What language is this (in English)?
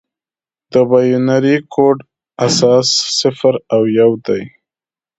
Pashto